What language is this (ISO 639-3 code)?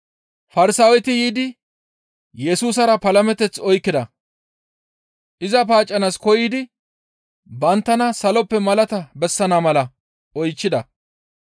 gmv